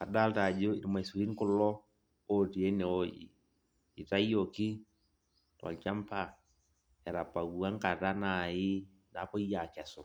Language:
Masai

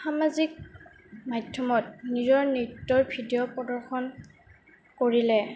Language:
Assamese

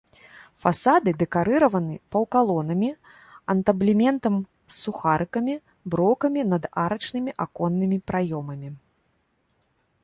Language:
Belarusian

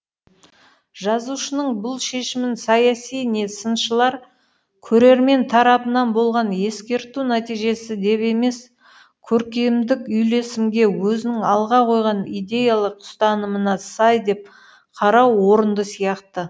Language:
Kazakh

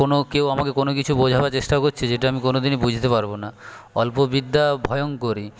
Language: Bangla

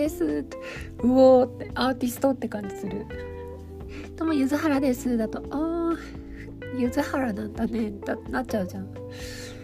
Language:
Japanese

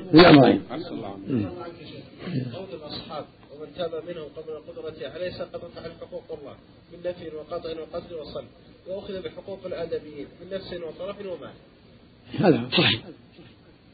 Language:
Arabic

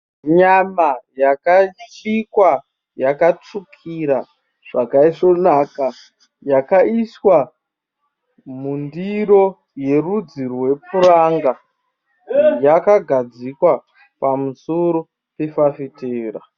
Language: Shona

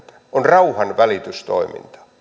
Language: Finnish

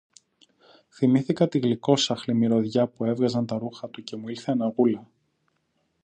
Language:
Greek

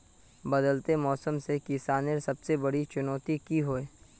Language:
Magahi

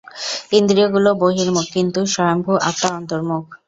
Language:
Bangla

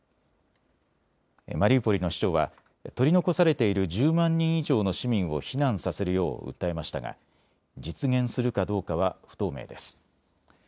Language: Japanese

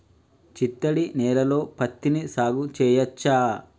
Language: Telugu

